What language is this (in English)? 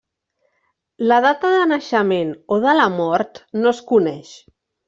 Catalan